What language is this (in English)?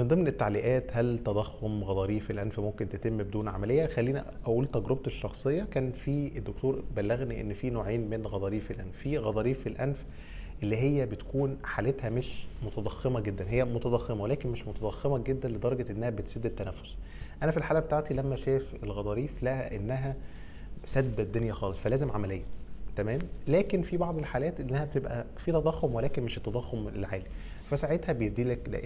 Arabic